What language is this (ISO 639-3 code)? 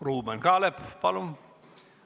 est